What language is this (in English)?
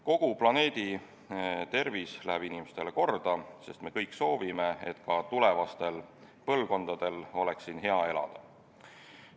Estonian